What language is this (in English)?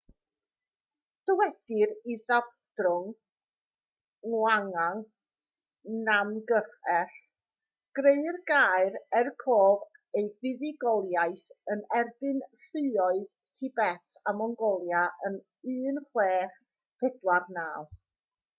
Welsh